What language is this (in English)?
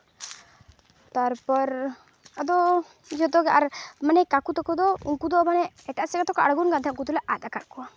Santali